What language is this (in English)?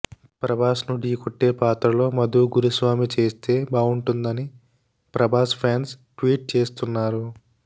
Telugu